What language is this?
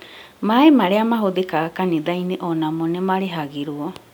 Kikuyu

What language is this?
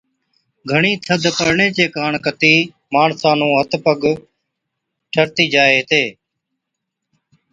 Od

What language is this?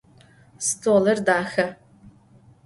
Adyghe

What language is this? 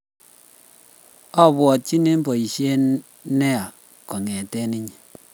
Kalenjin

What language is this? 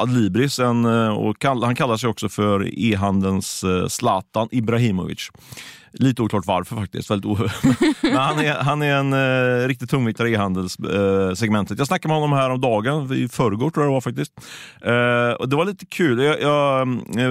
Swedish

